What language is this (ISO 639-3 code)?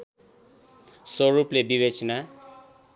nep